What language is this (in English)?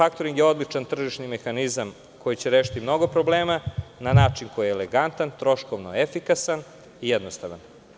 Serbian